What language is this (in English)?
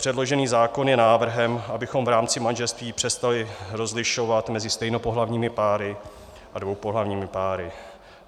Czech